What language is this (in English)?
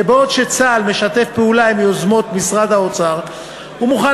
Hebrew